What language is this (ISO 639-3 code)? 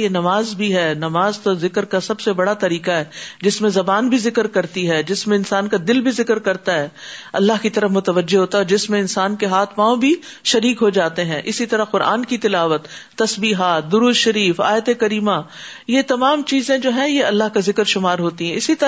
urd